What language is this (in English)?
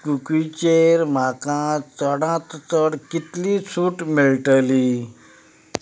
Konkani